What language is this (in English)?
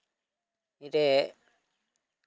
Santali